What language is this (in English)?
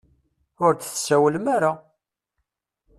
Kabyle